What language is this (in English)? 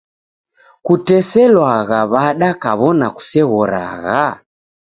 Taita